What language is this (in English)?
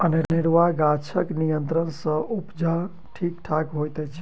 Maithili